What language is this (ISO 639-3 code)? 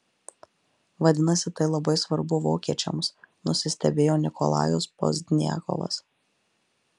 lit